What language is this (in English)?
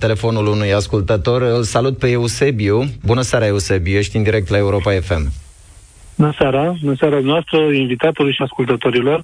Romanian